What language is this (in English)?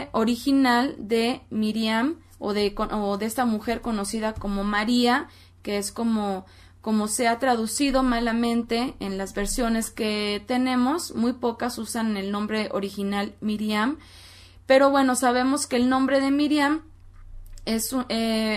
Spanish